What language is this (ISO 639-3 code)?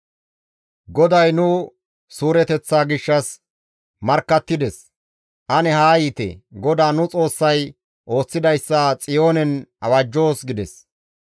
gmv